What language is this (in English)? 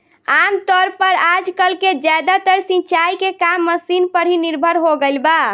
Bhojpuri